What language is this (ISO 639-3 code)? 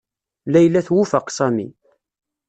kab